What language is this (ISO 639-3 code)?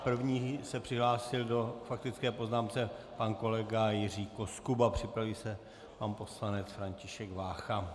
ces